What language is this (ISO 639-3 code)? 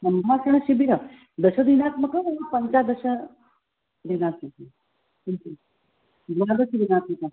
san